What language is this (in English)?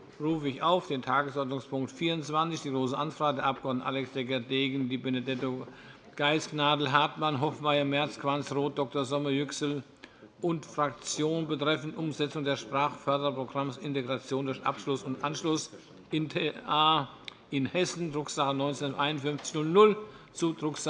German